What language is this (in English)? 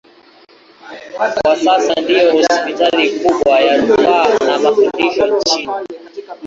Swahili